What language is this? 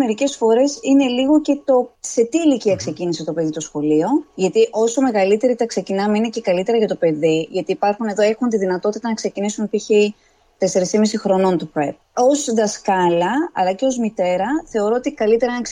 Greek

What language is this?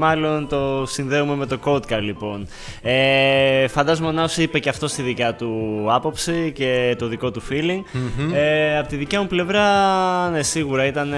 Greek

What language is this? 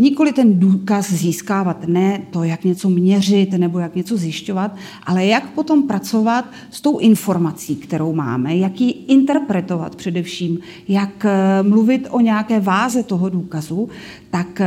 Czech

